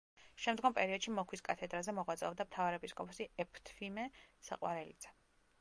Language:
Georgian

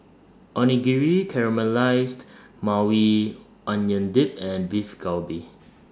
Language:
English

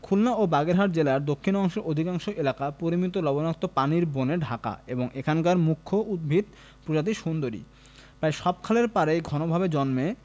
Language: Bangla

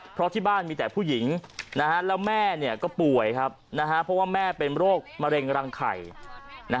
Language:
Thai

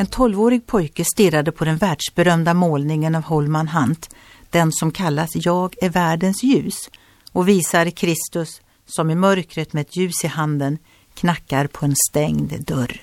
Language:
Swedish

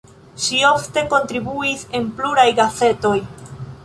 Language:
Esperanto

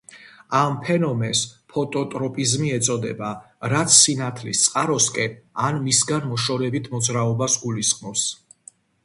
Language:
Georgian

